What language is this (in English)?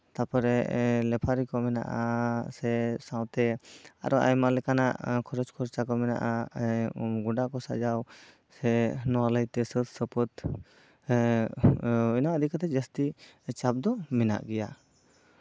Santali